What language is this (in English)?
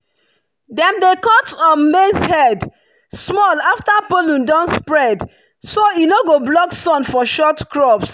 Nigerian Pidgin